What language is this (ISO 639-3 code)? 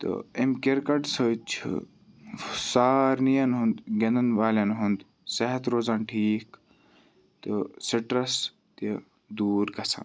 kas